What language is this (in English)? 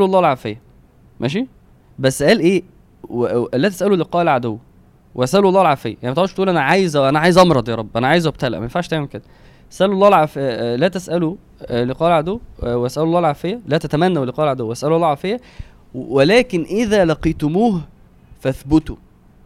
Arabic